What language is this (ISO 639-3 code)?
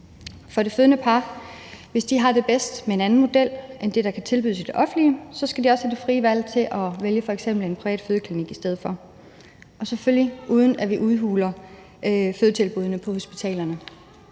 dan